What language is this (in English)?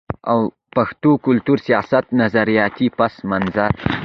Pashto